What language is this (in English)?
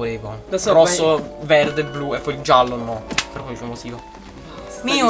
Italian